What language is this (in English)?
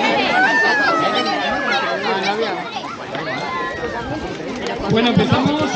Spanish